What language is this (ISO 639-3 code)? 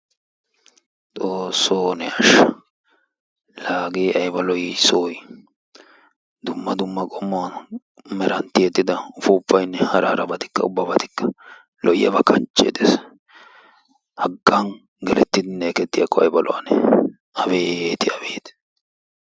wal